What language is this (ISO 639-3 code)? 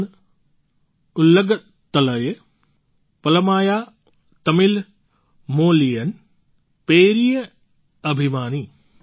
guj